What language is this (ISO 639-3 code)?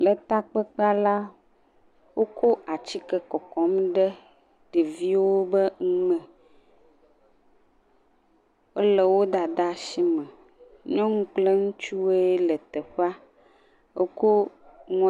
ewe